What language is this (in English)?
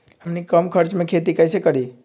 Magahi